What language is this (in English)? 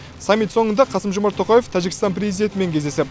Kazakh